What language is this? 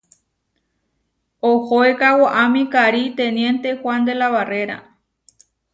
Huarijio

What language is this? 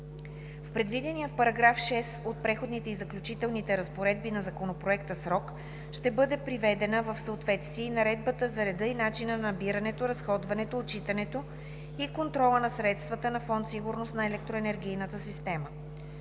Bulgarian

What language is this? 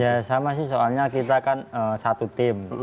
Indonesian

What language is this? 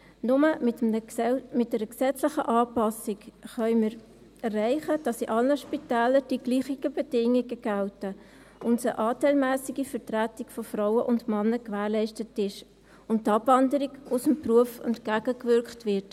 Swiss German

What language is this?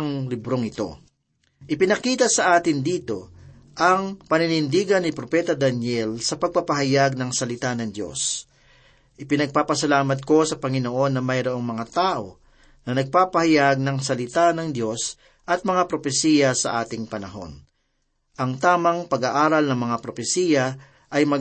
Filipino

